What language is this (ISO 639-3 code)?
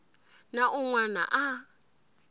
tso